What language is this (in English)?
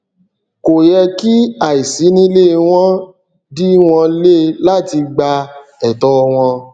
Yoruba